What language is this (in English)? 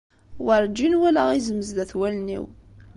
Kabyle